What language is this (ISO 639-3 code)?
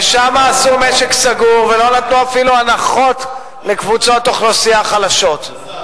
heb